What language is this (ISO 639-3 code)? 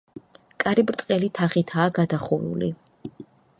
kat